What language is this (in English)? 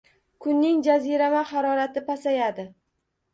Uzbek